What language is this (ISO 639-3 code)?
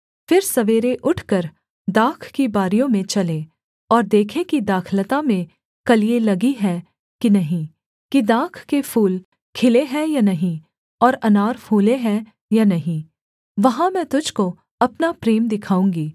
hin